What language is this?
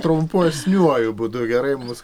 Lithuanian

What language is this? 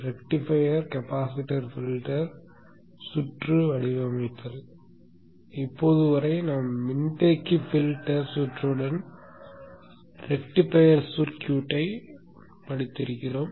Tamil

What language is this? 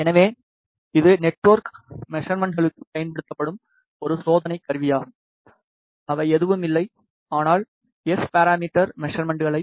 Tamil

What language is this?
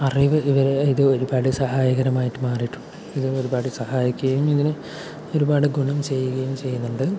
Malayalam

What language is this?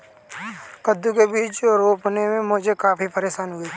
Hindi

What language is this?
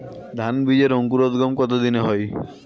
Bangla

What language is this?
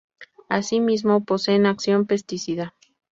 Spanish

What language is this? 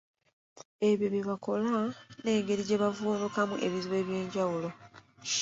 Ganda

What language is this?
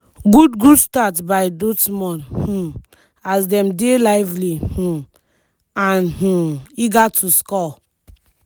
Nigerian Pidgin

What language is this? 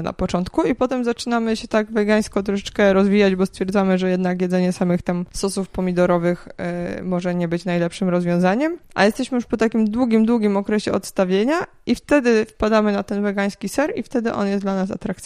Polish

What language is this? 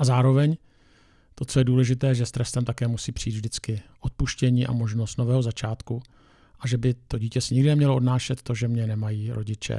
Czech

